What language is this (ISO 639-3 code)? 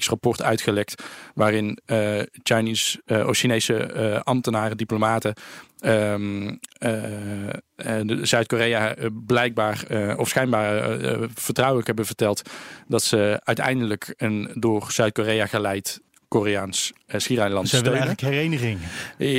nld